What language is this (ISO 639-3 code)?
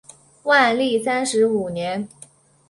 zho